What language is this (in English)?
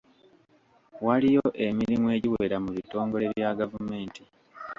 Ganda